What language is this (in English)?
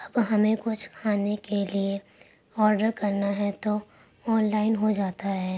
Urdu